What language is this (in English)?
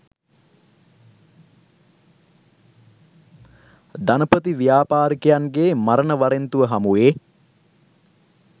Sinhala